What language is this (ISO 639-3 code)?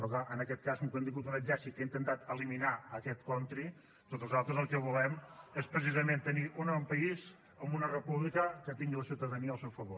cat